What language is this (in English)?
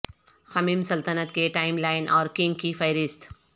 Urdu